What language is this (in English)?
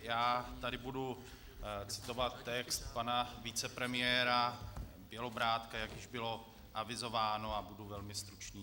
Czech